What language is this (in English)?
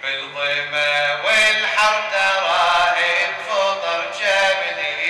Arabic